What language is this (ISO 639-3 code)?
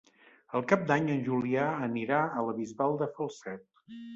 cat